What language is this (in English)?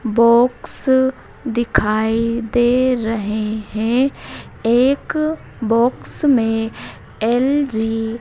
Hindi